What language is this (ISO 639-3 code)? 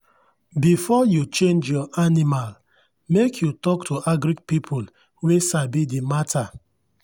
pcm